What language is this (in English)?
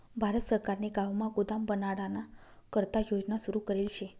Marathi